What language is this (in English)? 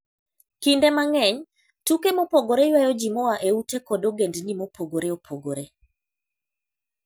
Luo (Kenya and Tanzania)